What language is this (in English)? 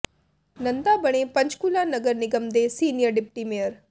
Punjabi